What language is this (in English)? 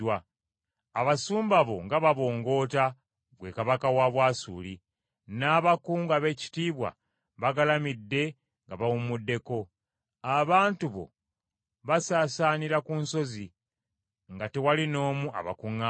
Ganda